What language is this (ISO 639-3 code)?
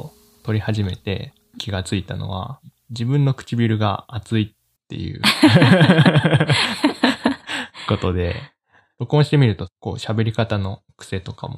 jpn